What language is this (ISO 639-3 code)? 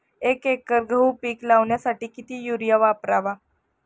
mar